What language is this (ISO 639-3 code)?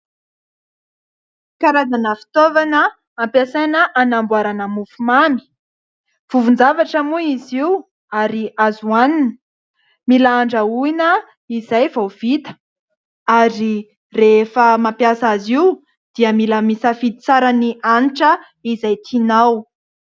mlg